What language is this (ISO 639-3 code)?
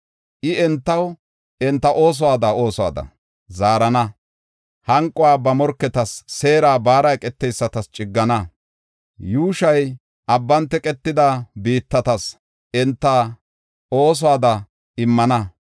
gof